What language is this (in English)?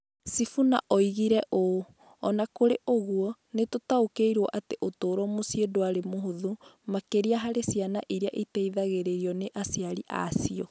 Kikuyu